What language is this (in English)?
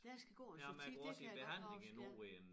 Danish